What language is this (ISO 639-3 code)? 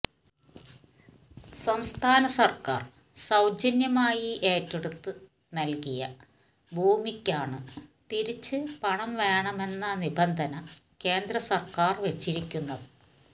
mal